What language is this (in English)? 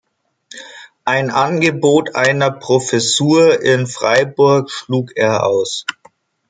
German